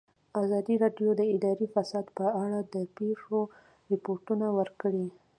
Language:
Pashto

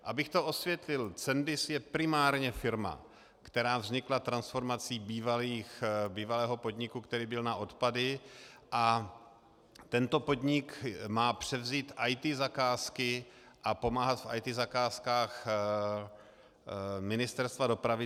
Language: Czech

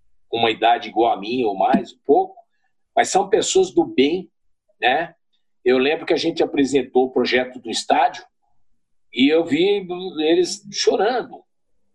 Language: Portuguese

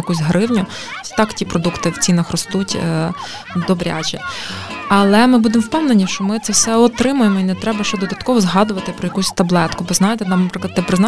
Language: Ukrainian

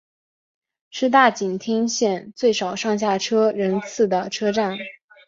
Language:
Chinese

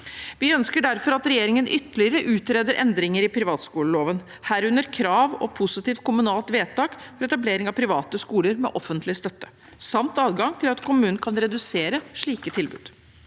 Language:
Norwegian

